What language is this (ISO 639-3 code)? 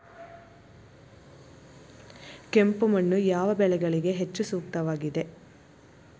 kan